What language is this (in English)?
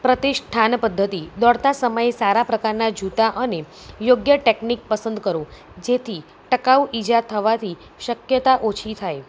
Gujarati